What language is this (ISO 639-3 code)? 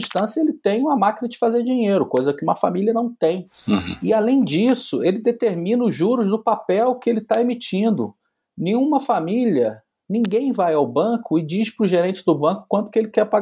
por